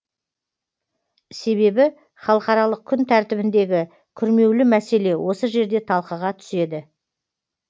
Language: Kazakh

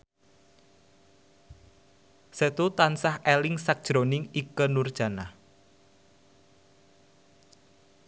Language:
Javanese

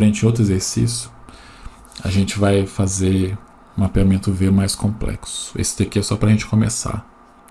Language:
Portuguese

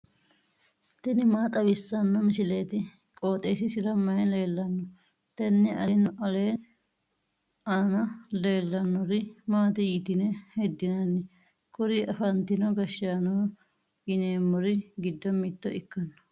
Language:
Sidamo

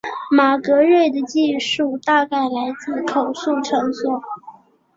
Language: Chinese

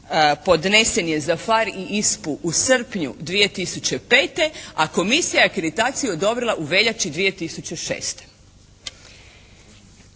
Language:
Croatian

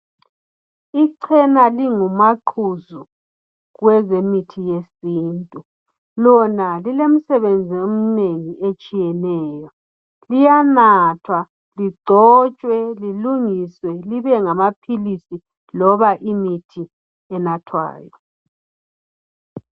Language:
North Ndebele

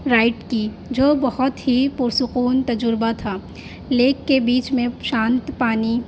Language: Urdu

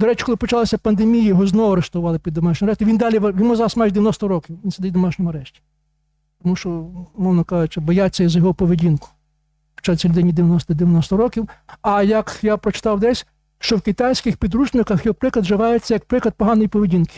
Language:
Ukrainian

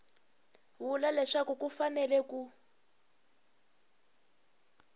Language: Tsonga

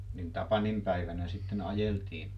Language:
Finnish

